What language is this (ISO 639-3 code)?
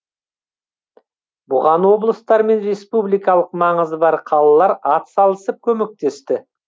kaz